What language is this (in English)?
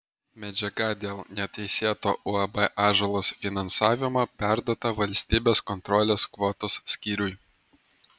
Lithuanian